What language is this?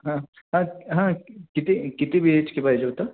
Marathi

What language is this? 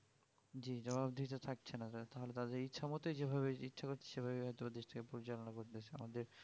Bangla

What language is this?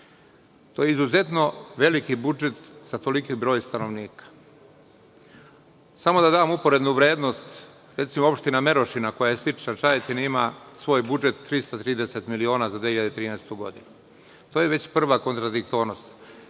Serbian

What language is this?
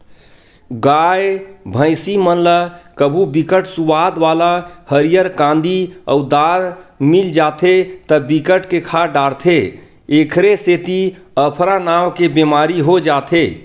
Chhattisgarhi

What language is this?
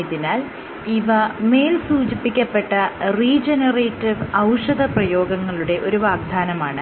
Malayalam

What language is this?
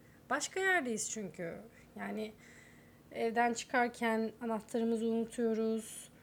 Turkish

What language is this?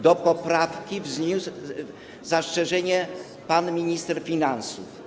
Polish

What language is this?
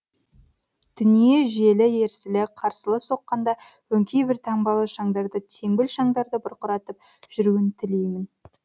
Kazakh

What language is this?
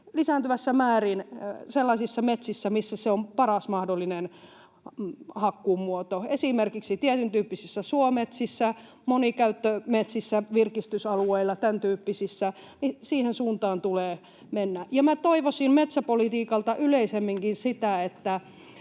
Finnish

